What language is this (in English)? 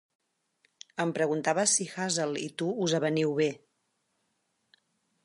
Catalan